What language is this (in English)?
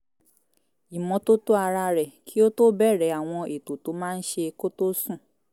Yoruba